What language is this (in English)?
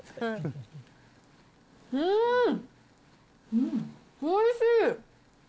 Japanese